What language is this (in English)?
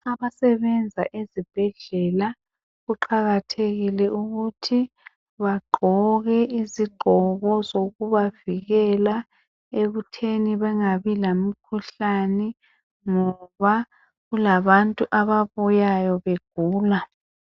North Ndebele